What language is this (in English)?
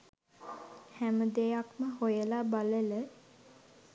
Sinhala